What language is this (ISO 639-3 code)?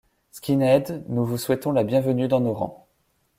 fra